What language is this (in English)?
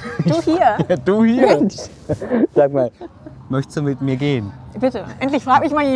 German